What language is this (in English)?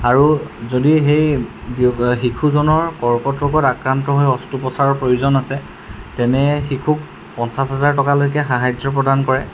Assamese